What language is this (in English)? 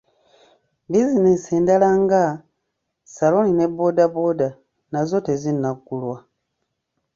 Ganda